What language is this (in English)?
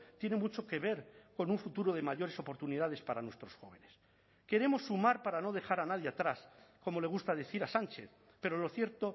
Spanish